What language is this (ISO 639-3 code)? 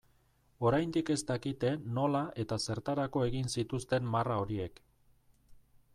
eus